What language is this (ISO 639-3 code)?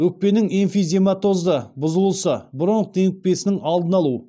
kaz